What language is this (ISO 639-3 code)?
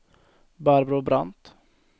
swe